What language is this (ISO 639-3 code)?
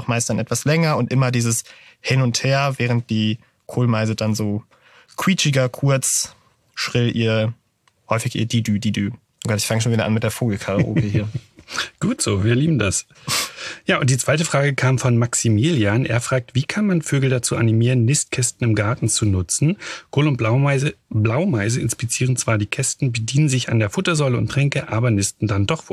deu